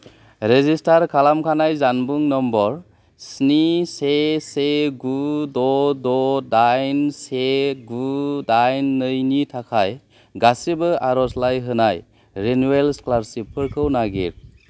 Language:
Bodo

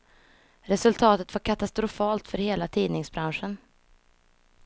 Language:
Swedish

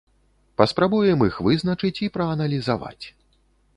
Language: Belarusian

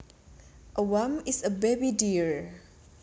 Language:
Javanese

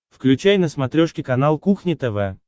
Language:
Russian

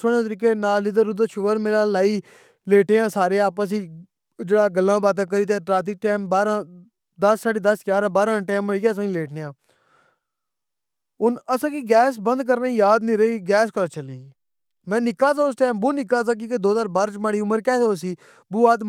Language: Pahari-Potwari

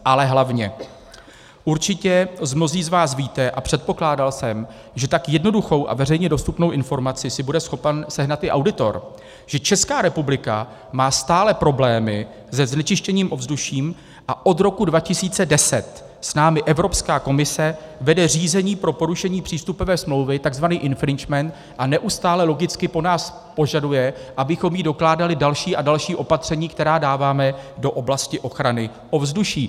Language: Czech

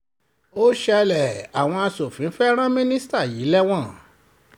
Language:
Yoruba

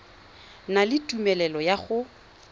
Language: Tswana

